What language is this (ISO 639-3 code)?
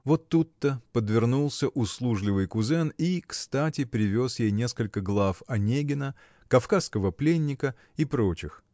rus